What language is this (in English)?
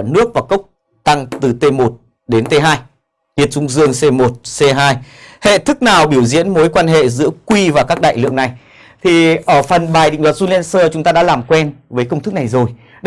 Vietnamese